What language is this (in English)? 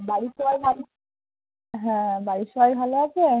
Bangla